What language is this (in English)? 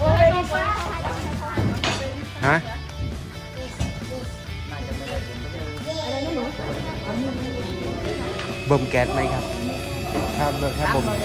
Thai